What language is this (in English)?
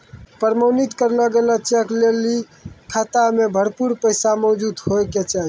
Maithili